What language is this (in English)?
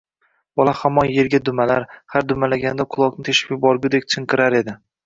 Uzbek